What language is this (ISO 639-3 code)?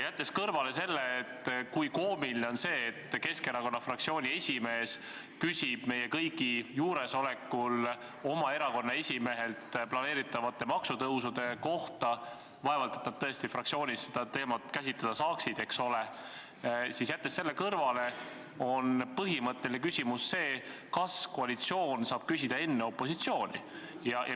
est